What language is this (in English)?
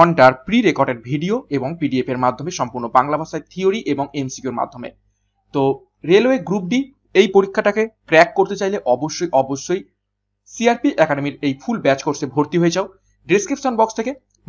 Hindi